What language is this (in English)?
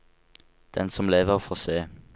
Norwegian